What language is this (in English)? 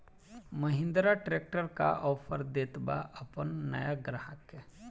Bhojpuri